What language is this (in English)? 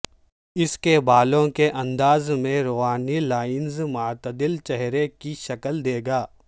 Urdu